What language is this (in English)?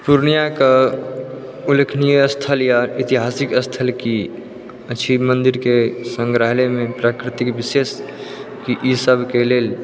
Maithili